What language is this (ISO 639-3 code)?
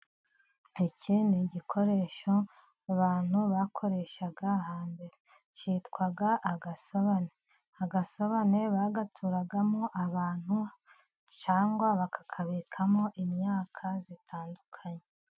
kin